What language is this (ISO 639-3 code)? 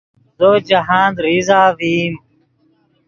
ydg